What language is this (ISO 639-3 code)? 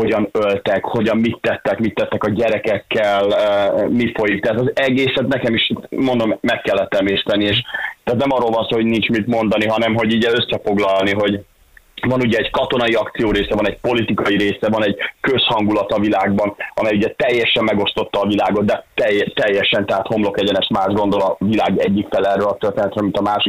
hun